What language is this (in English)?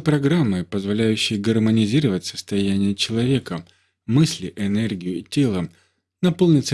Russian